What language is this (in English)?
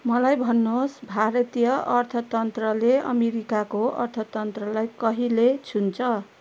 Nepali